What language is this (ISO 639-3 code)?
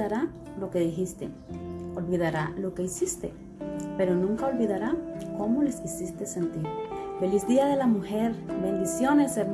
spa